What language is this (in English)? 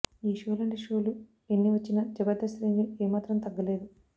Telugu